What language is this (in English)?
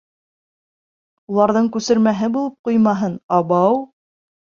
Bashkir